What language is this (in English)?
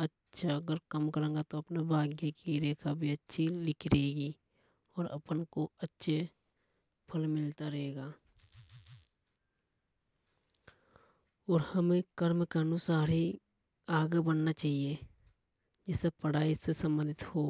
Hadothi